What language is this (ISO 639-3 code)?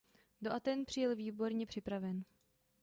ces